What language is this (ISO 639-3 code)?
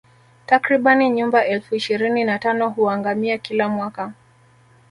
swa